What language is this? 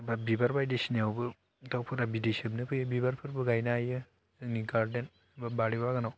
Bodo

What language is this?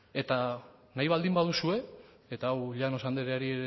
Basque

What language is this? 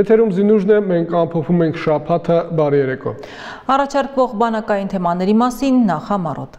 Romanian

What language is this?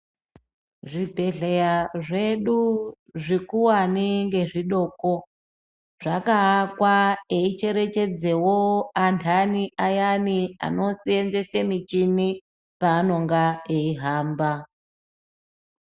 Ndau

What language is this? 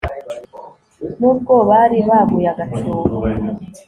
Kinyarwanda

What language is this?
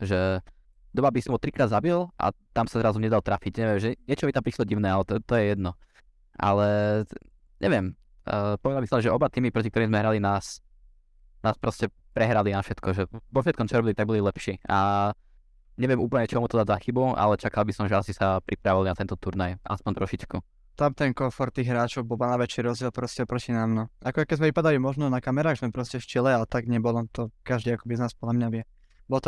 Slovak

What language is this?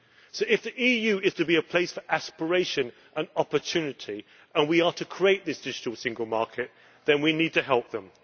English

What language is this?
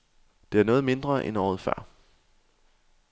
Danish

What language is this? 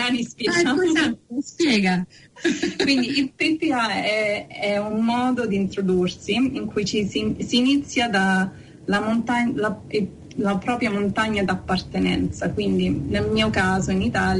Italian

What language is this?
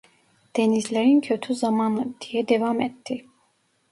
Turkish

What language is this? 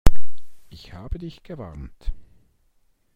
German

